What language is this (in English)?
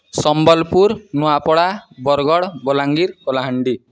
Odia